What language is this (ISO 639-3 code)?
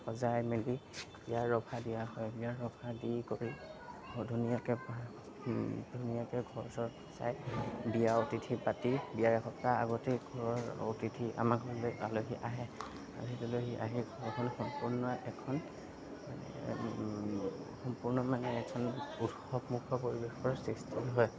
asm